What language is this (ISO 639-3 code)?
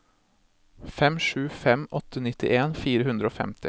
nor